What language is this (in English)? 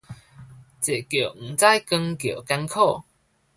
Min Nan Chinese